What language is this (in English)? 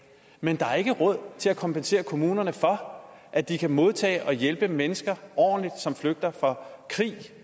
Danish